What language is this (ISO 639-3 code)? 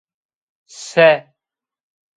zza